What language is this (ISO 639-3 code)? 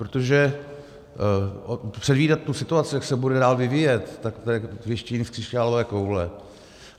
ces